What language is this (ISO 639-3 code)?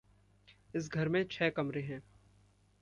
hin